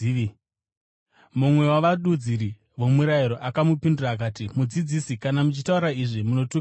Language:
Shona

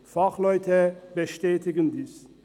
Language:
Swiss German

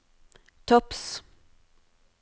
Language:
Norwegian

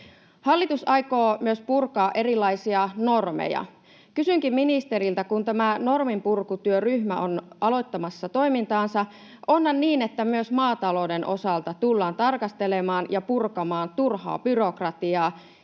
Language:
Finnish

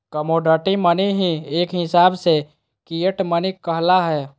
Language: Magahi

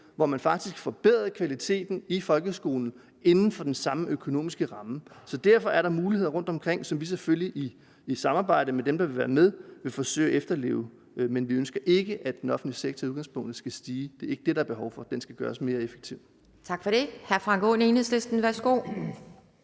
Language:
Danish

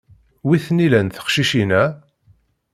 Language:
Kabyle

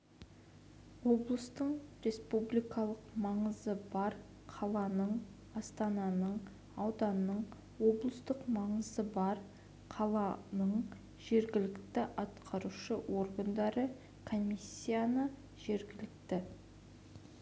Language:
Kazakh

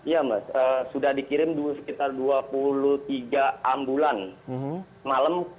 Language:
Indonesian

